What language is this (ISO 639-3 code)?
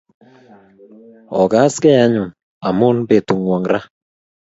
kln